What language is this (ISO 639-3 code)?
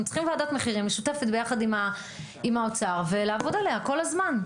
heb